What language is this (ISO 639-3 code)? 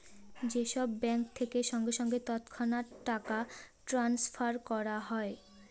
ben